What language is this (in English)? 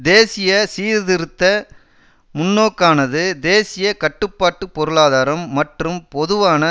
Tamil